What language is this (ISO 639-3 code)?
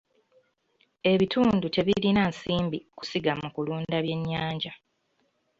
lug